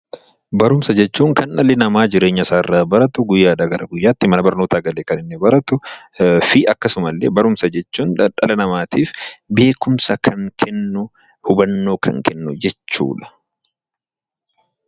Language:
Oromo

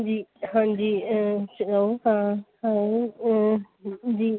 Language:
Sindhi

